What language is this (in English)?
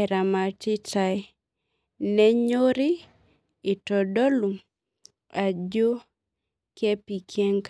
Masai